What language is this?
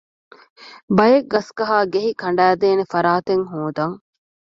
Divehi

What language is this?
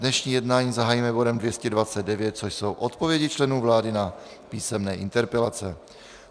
Czech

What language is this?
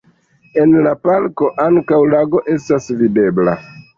Esperanto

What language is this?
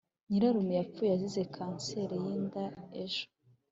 Kinyarwanda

